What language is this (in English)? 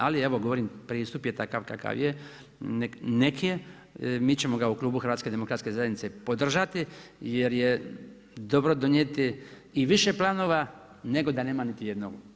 Croatian